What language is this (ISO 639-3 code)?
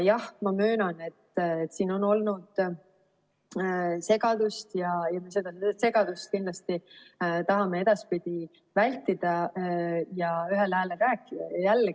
est